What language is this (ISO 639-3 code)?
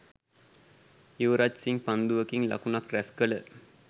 sin